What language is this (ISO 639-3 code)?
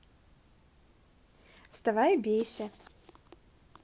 rus